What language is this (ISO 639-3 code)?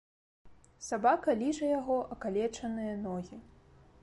bel